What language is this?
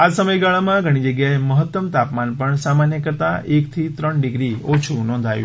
Gujarati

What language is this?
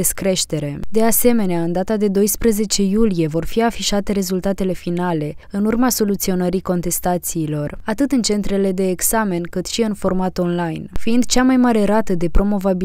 Romanian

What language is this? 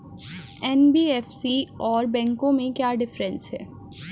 Hindi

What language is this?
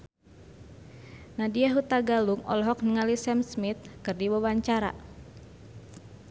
Sundanese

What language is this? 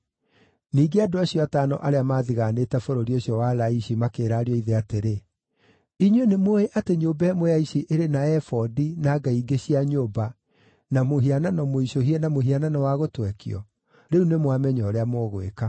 Kikuyu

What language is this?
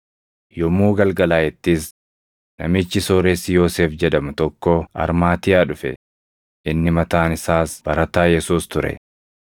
Oromo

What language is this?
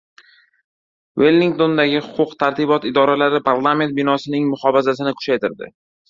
Uzbek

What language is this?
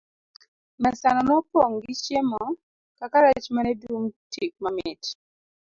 Luo (Kenya and Tanzania)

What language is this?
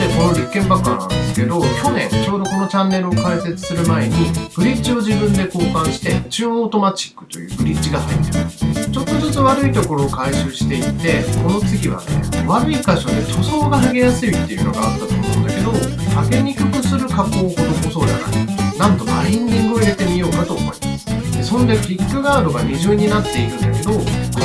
Japanese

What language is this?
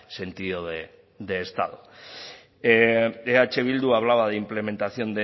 Spanish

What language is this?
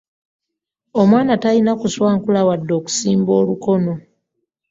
Ganda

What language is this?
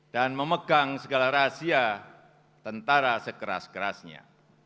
Indonesian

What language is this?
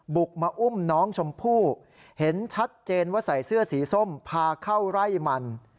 Thai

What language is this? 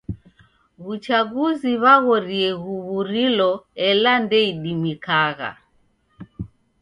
Taita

